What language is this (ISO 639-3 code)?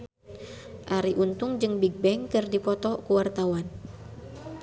sun